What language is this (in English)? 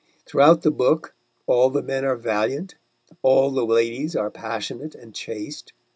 English